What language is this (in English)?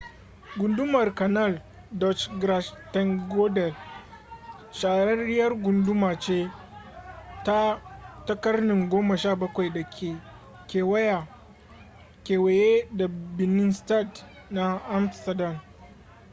Hausa